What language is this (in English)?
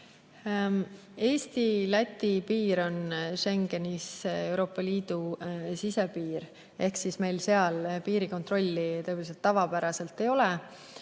Estonian